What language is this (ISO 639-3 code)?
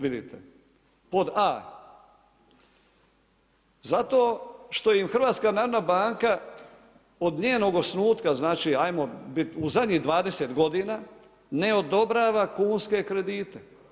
hrv